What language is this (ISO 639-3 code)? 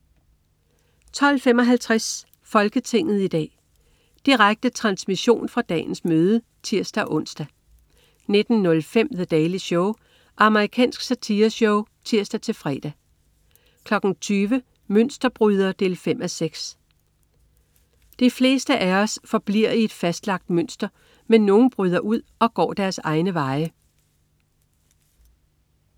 dan